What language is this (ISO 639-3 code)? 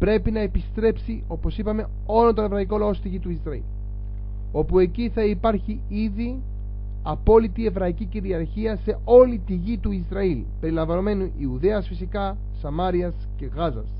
ell